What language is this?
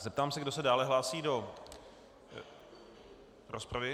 Czech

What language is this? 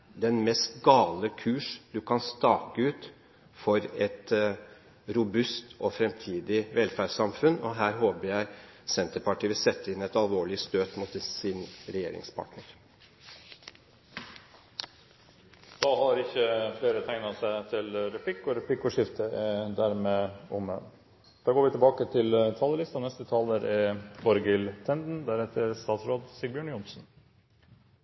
Norwegian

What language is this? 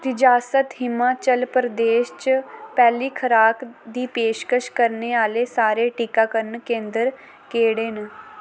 Dogri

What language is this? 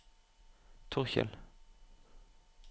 Norwegian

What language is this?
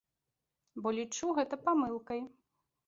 Belarusian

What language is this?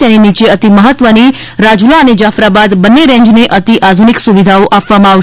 Gujarati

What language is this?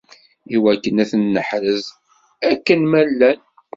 Kabyle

